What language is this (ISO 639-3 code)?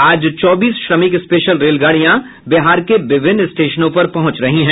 hin